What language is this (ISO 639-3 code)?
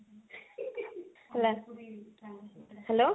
ori